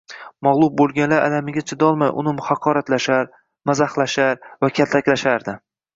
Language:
Uzbek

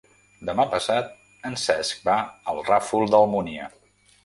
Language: Catalan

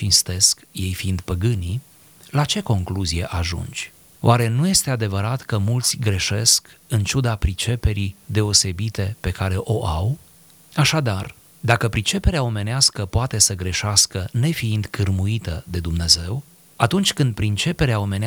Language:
Romanian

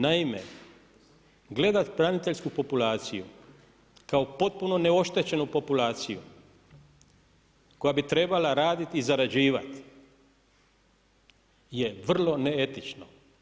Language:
Croatian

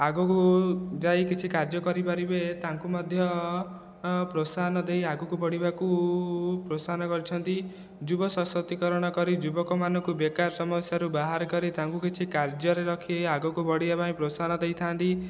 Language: Odia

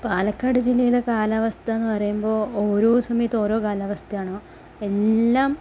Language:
Malayalam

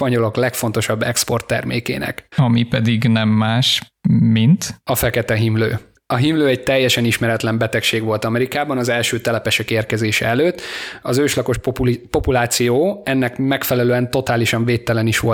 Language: Hungarian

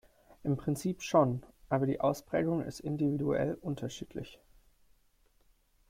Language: German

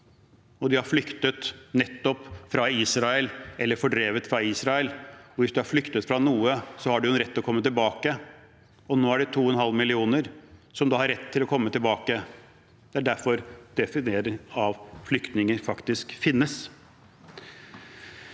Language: Norwegian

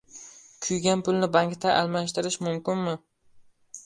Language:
Uzbek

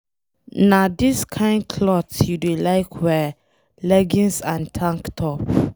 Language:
Nigerian Pidgin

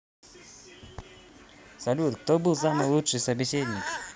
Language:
Russian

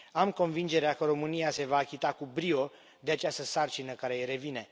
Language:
Romanian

